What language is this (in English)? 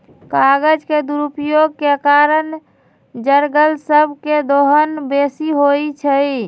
Magahi